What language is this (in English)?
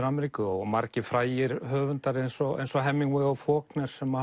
Icelandic